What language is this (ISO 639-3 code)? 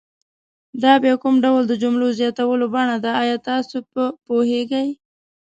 pus